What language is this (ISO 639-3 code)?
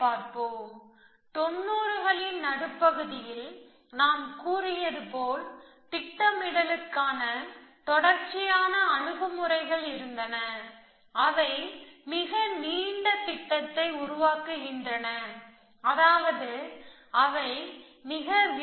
tam